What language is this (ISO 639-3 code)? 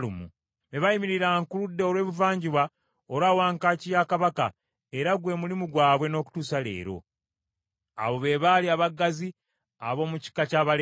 lug